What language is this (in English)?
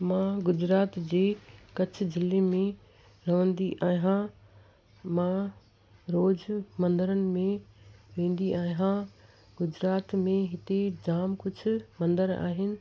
Sindhi